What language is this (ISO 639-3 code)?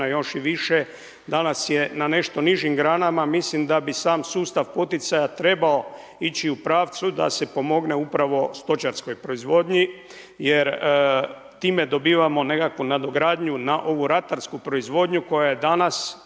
hrv